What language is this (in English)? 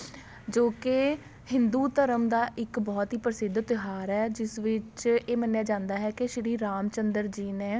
Punjabi